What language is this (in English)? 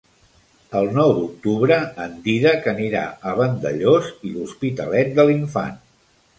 Catalan